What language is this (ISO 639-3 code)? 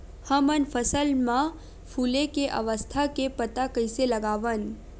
hne